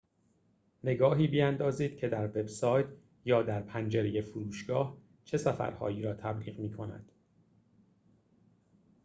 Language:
Persian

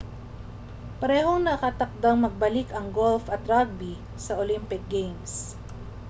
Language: Filipino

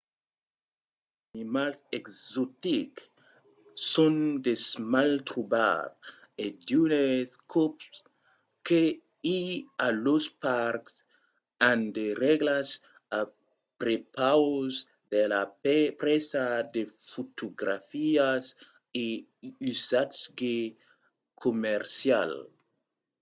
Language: Occitan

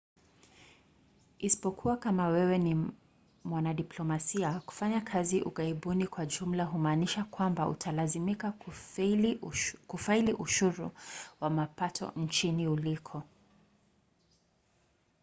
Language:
Swahili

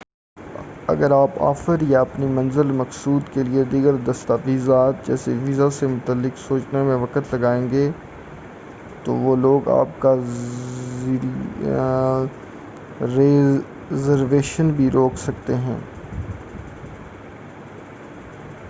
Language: Urdu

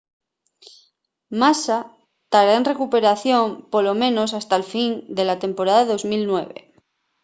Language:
Asturian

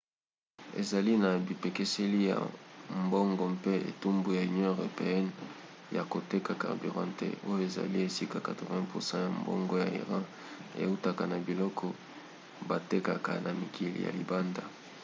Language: Lingala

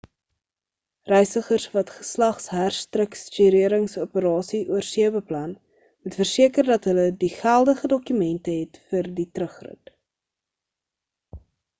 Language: Afrikaans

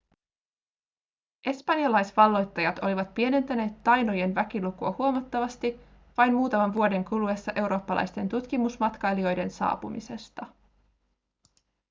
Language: Finnish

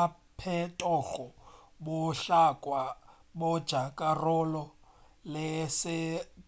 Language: Northern Sotho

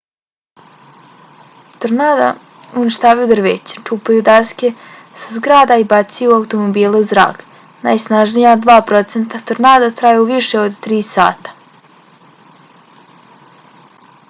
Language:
Bosnian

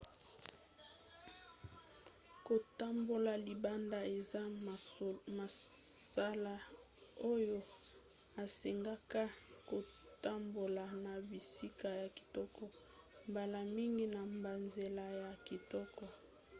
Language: Lingala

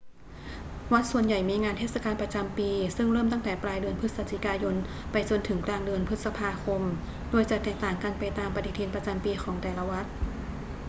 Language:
Thai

